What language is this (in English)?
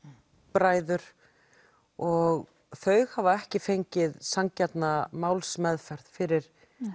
Icelandic